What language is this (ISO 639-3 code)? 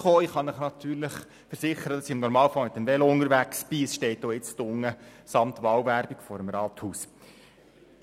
gsw